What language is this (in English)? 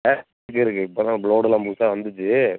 Tamil